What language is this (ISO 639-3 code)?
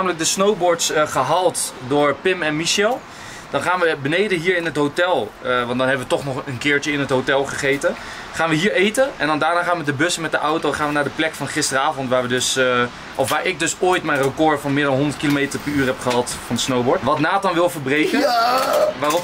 nld